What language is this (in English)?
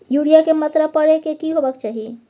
Maithili